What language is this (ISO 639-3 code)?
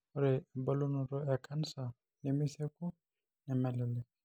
mas